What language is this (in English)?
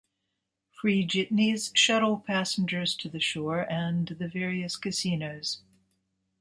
English